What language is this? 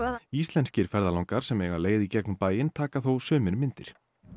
Icelandic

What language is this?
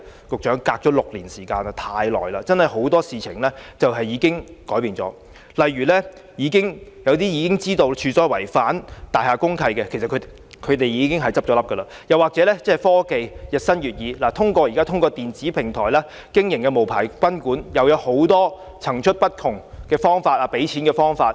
Cantonese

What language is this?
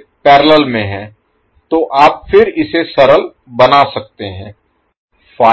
Hindi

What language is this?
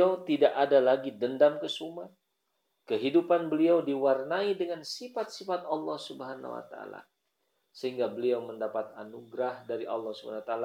Indonesian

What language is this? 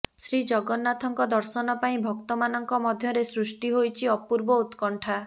Odia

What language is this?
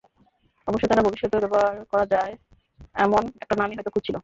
Bangla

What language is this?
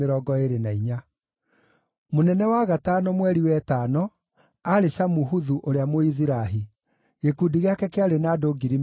Kikuyu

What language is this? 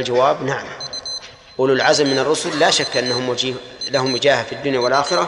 Arabic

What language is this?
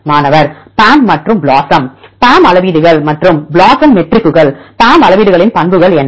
Tamil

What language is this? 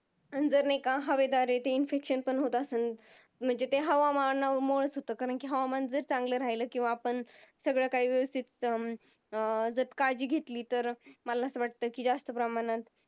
Marathi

